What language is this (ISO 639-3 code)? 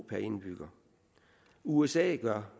dan